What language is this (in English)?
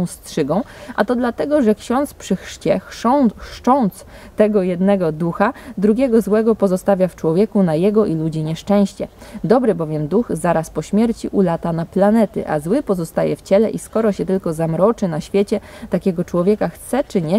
Polish